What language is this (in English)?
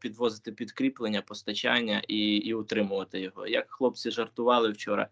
Ukrainian